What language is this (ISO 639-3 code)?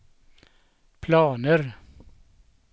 swe